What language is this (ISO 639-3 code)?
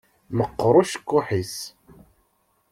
kab